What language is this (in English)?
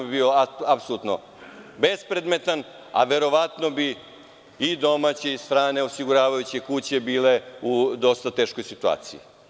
Serbian